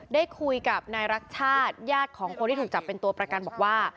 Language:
Thai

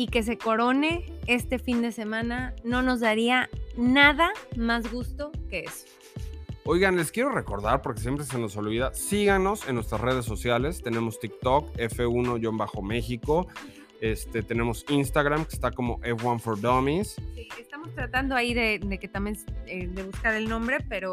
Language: Spanish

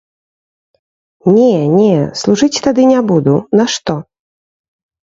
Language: Belarusian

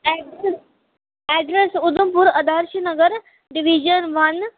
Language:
Dogri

